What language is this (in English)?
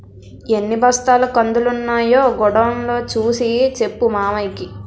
Telugu